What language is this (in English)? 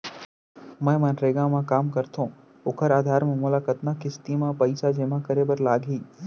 Chhattisgarhi